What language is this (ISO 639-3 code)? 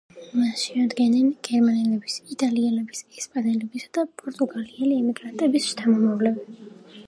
kat